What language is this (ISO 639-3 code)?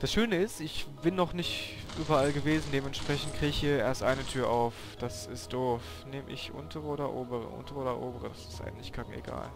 deu